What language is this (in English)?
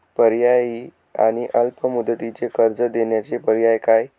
Marathi